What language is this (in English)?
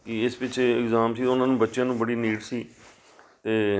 Punjabi